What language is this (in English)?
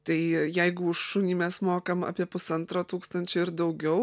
Lithuanian